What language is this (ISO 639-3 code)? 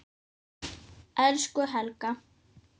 isl